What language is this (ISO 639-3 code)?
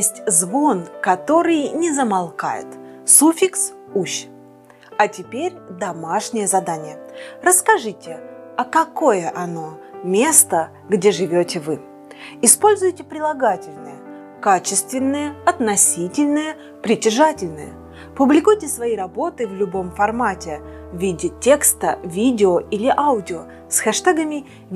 rus